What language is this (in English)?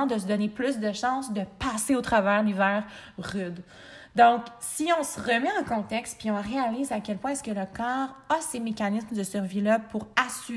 French